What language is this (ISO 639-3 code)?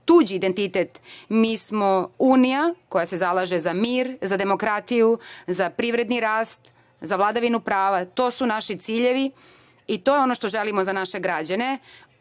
srp